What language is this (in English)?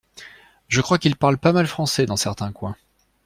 French